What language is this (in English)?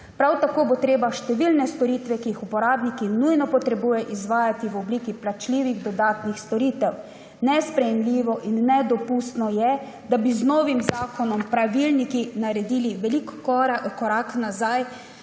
Slovenian